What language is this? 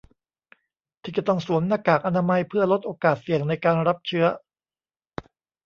Thai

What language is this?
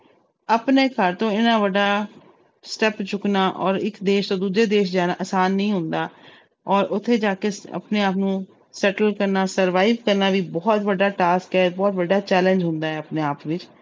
Punjabi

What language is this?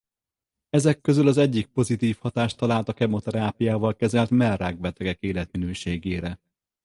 Hungarian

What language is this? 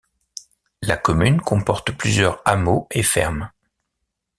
French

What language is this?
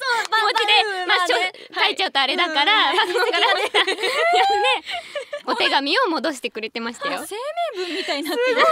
Japanese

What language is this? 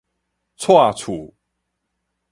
Min Nan Chinese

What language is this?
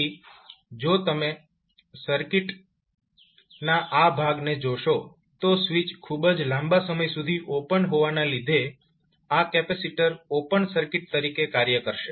Gujarati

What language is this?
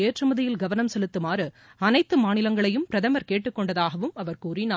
Tamil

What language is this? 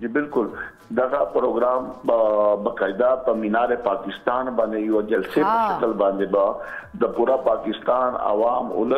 Romanian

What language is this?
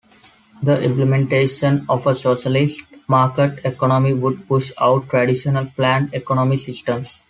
English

